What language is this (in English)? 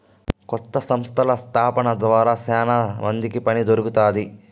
Telugu